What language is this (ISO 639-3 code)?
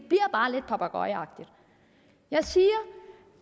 dan